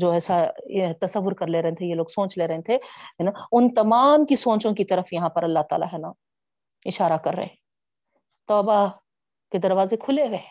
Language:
Urdu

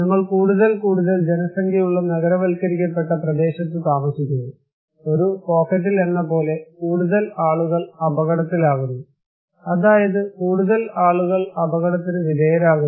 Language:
Malayalam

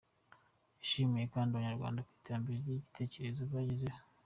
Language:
Kinyarwanda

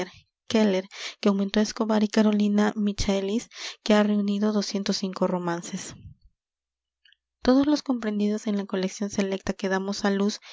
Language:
Spanish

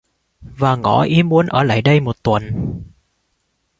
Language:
Vietnamese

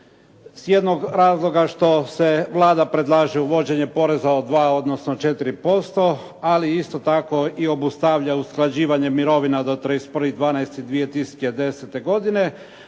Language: Croatian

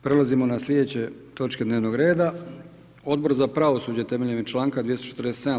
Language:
Croatian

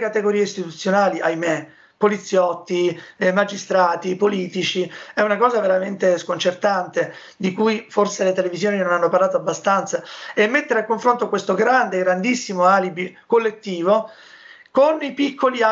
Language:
Italian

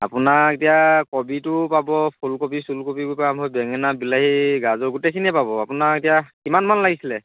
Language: Assamese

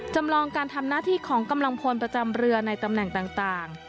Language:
Thai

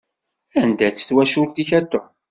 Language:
Kabyle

